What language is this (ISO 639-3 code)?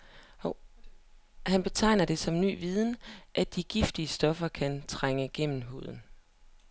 dan